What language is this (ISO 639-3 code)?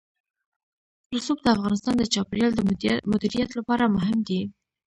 pus